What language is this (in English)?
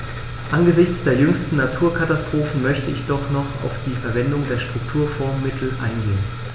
German